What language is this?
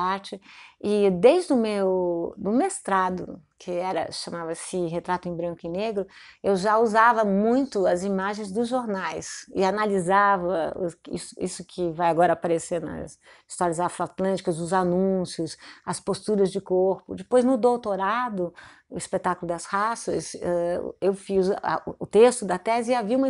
Portuguese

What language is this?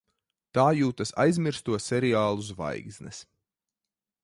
Latvian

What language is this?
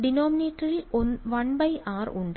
Malayalam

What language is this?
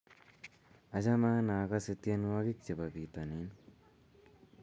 Kalenjin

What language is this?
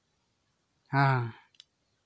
Santali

